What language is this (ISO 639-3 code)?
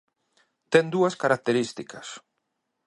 glg